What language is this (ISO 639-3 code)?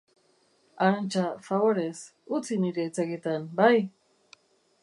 eus